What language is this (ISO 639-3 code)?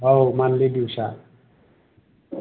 brx